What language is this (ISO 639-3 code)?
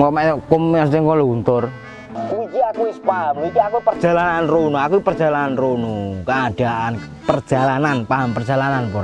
ind